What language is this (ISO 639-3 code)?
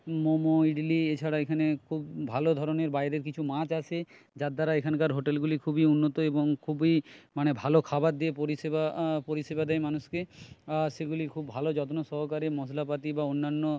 ben